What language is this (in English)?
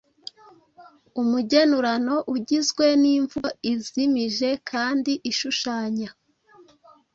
Kinyarwanda